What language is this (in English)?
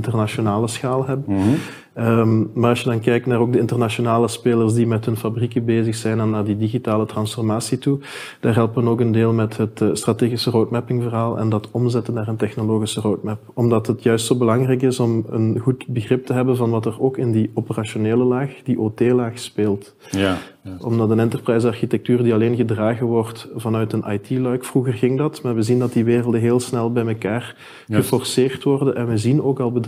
Dutch